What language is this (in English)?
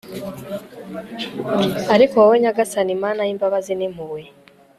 Kinyarwanda